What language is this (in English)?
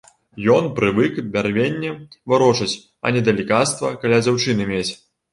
Belarusian